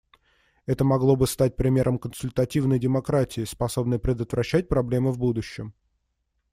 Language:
Russian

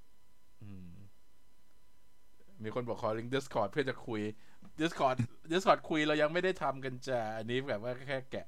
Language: Thai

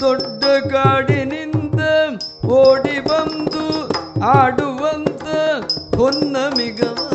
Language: Kannada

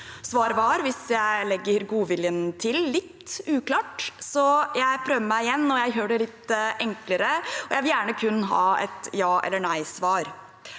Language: Norwegian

